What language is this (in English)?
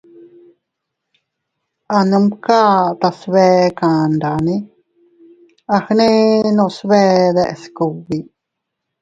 Teutila Cuicatec